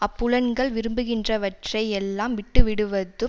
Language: Tamil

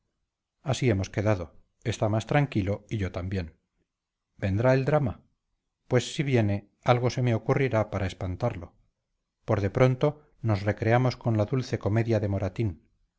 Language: Spanish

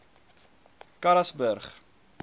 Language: Afrikaans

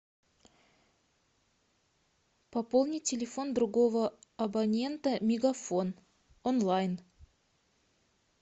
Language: Russian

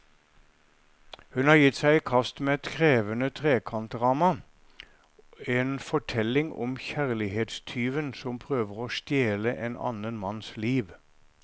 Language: Norwegian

